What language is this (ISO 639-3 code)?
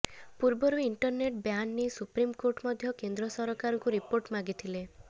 ori